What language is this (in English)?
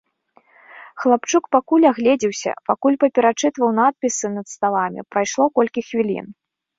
Belarusian